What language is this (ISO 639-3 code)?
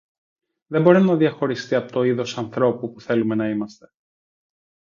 ell